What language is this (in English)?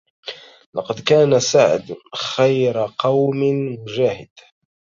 Arabic